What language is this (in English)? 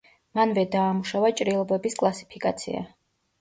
Georgian